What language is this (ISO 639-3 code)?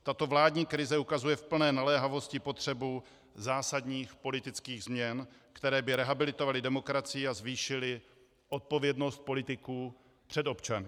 ces